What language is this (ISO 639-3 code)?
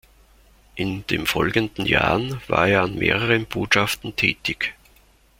deu